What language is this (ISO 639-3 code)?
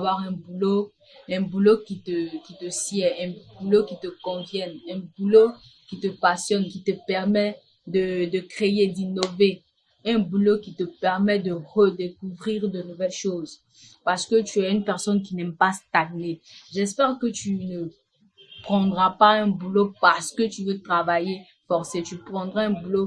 fra